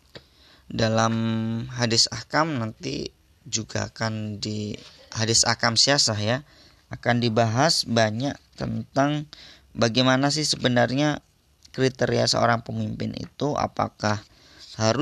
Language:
Indonesian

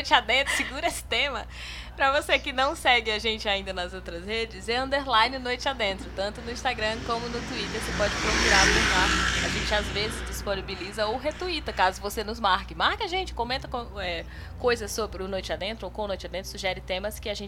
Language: Portuguese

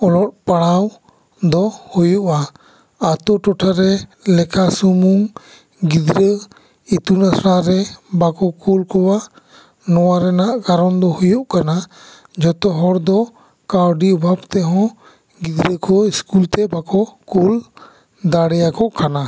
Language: Santali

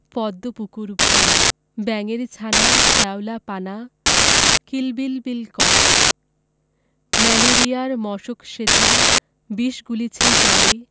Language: Bangla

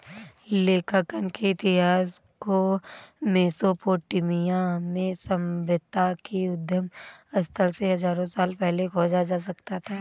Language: Hindi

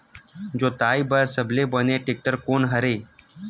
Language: Chhattisgarhi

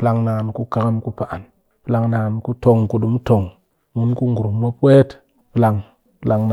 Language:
Cakfem-Mushere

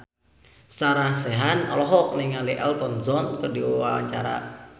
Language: Sundanese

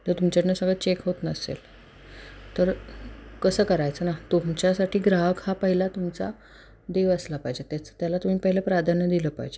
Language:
Marathi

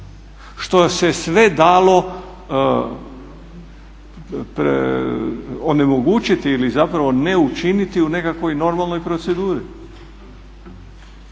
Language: Croatian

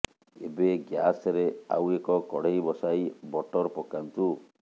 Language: Odia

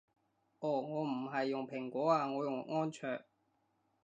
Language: Cantonese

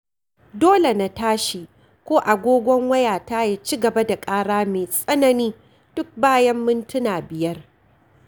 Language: Hausa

